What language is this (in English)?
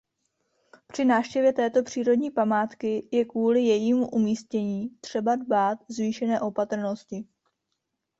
Czech